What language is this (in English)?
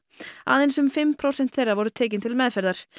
Icelandic